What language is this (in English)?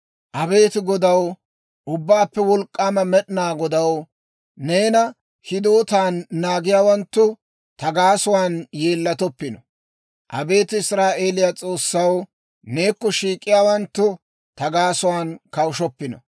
Dawro